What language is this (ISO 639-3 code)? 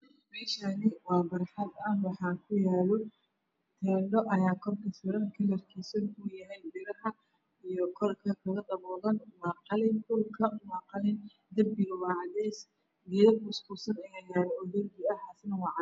som